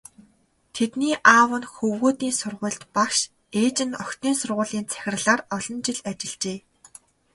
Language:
Mongolian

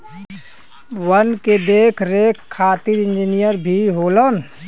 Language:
Bhojpuri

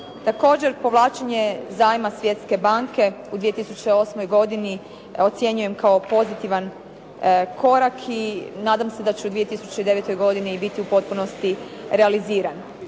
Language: Croatian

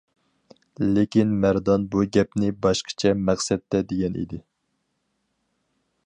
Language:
Uyghur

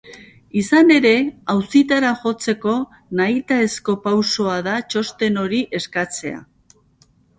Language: Basque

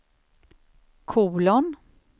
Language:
Swedish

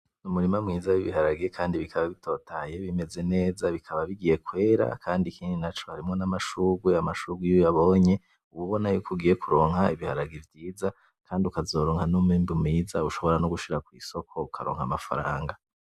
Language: Rundi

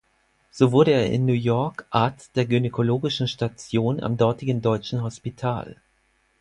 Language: German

